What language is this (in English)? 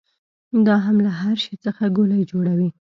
Pashto